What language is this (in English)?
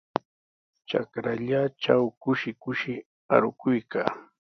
Sihuas Ancash Quechua